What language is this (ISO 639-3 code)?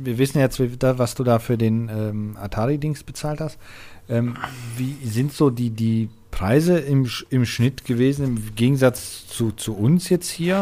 deu